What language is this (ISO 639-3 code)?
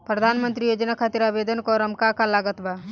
bho